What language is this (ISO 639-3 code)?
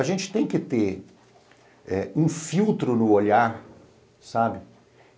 por